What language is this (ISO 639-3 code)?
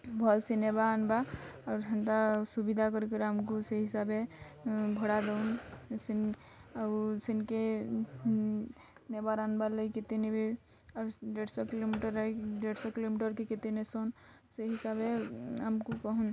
ori